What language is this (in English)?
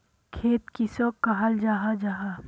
Magahi